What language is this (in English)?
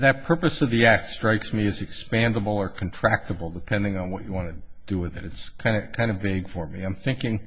English